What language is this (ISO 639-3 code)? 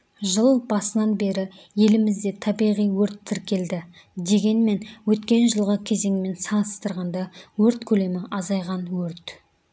kaz